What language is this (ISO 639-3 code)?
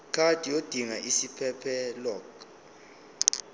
zul